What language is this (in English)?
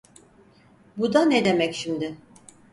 Turkish